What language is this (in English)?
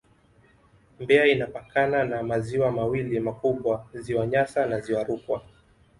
Swahili